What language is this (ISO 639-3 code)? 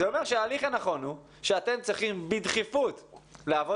heb